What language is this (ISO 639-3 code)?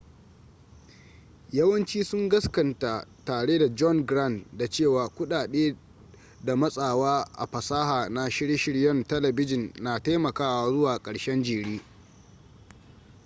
hau